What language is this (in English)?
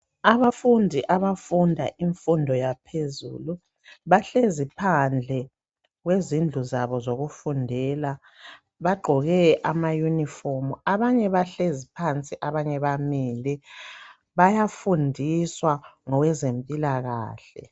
North Ndebele